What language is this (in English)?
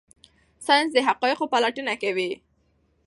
Pashto